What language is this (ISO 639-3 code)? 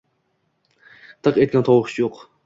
uzb